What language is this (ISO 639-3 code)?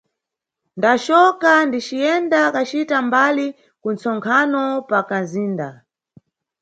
nyu